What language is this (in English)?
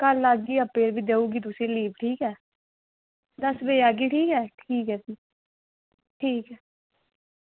Dogri